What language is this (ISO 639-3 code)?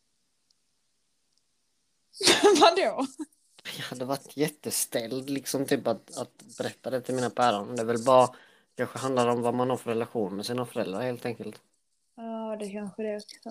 swe